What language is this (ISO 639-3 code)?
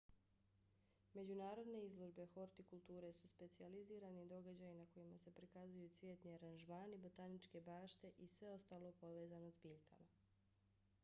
bos